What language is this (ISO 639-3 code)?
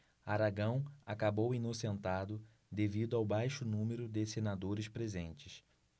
por